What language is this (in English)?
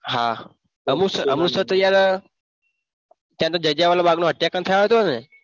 Gujarati